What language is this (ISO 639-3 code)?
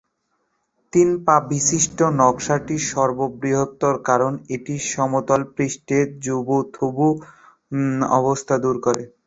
ben